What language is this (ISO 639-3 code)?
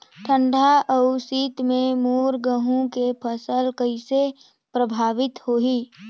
hne